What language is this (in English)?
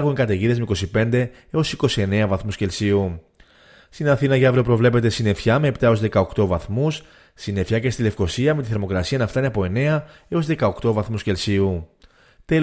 Greek